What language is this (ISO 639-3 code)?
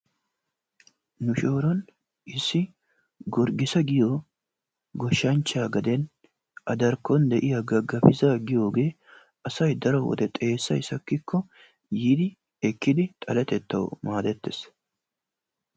wal